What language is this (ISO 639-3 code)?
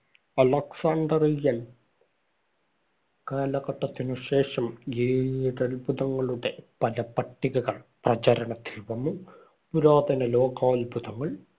mal